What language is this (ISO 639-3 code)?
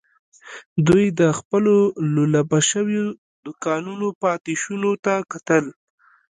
pus